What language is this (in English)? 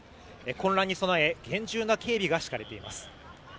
Japanese